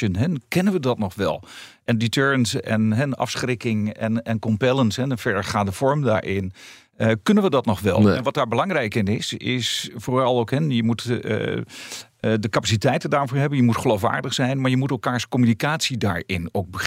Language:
Dutch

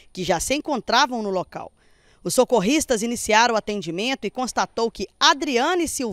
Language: Portuguese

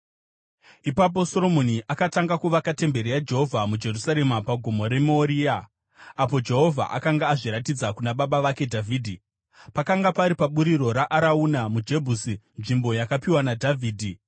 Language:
Shona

